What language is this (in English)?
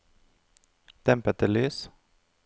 Norwegian